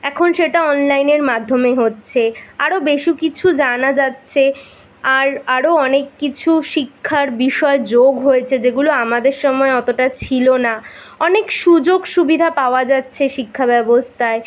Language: Bangla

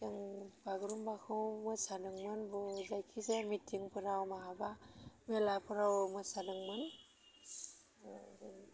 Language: Bodo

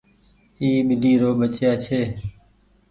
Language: Goaria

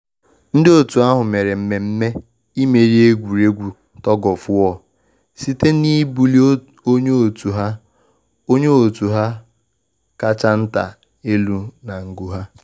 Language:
Igbo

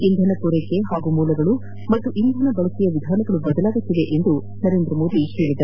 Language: Kannada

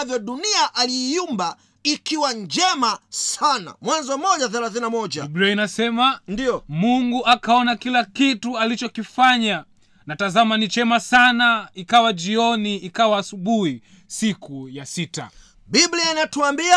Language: Swahili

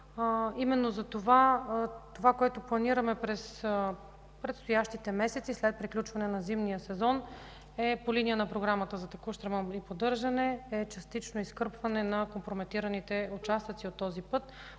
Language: Bulgarian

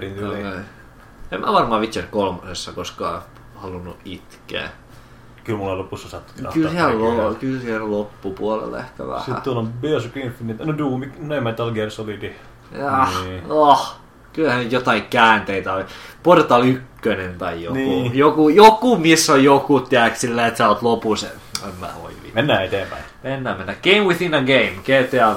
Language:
Finnish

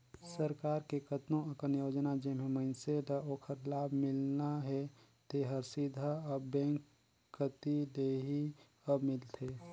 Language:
Chhattisgarhi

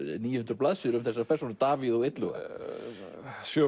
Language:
Icelandic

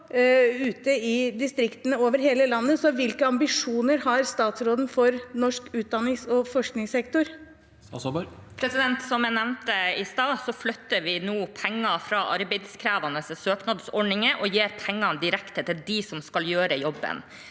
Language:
Norwegian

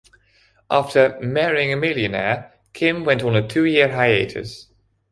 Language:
English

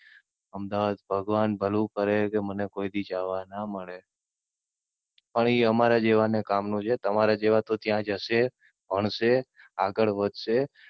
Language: Gujarati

